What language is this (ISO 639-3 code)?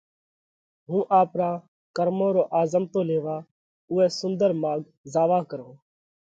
kvx